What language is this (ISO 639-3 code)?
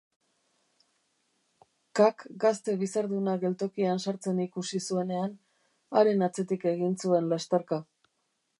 eus